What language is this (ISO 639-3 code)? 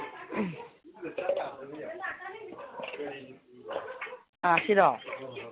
mni